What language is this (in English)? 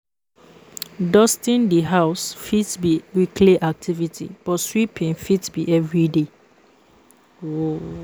Nigerian Pidgin